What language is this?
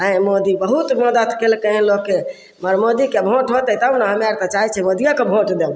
Maithili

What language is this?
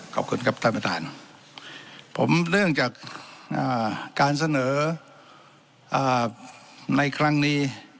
Thai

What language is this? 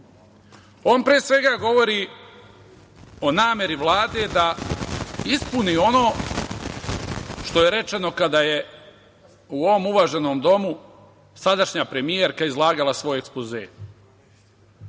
Serbian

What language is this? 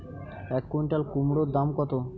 Bangla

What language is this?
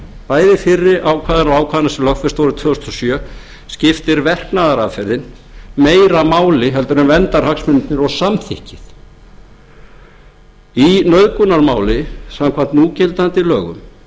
Icelandic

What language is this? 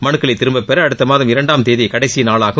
Tamil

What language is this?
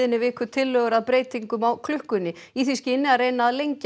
Icelandic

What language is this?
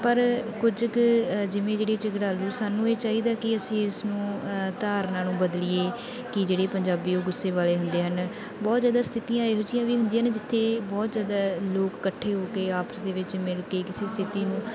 Punjabi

